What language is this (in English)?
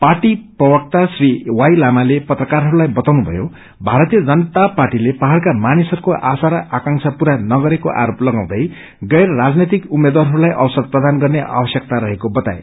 Nepali